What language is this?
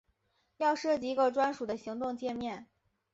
Chinese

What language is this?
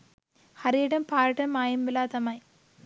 Sinhala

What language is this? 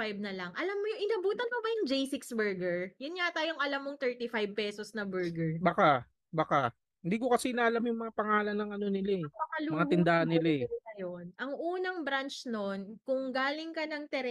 Filipino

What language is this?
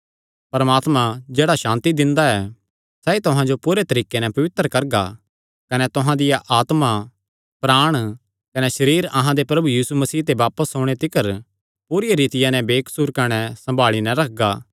Kangri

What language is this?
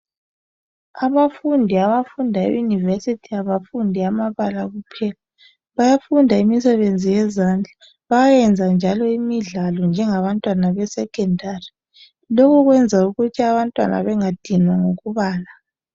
North Ndebele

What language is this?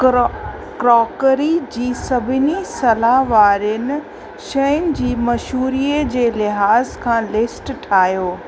Sindhi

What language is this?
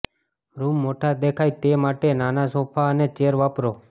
Gujarati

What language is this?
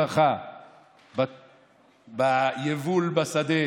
Hebrew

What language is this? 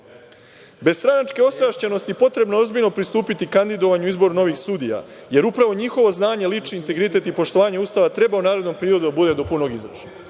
Serbian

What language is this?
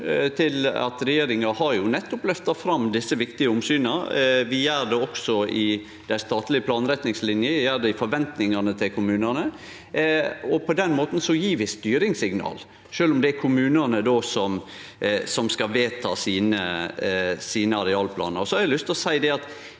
Norwegian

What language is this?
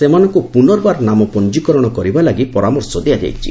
Odia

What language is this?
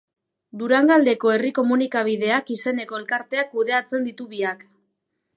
Basque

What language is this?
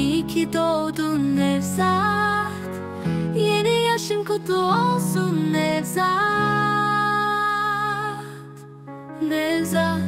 Turkish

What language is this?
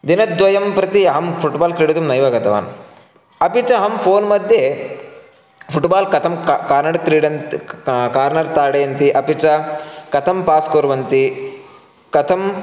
Sanskrit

